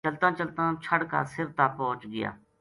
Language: Gujari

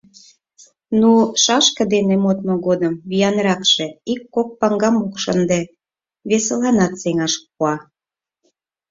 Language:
Mari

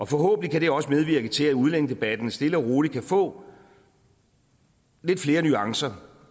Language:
Danish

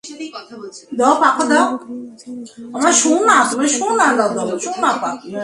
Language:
Bangla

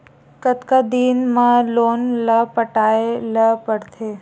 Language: Chhattisgarhi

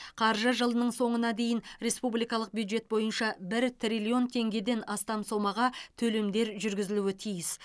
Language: Kazakh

